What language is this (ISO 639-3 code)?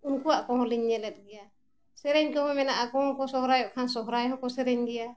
sat